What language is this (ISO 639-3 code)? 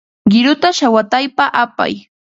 qva